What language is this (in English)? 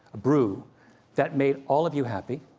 English